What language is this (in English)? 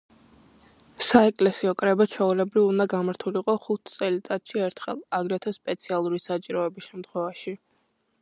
Georgian